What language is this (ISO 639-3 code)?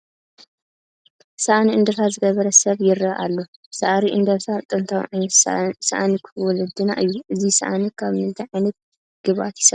tir